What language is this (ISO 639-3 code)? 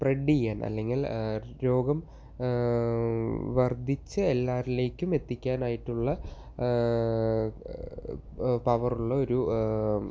mal